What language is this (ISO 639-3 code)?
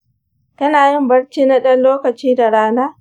hau